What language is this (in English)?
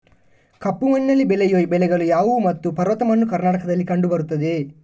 Kannada